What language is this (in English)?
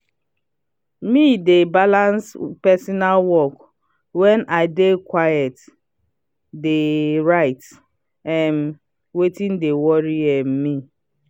Nigerian Pidgin